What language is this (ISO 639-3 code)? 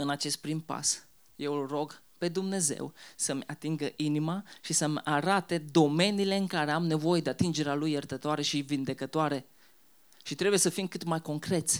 ron